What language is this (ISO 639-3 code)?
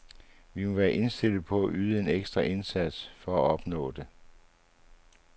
dan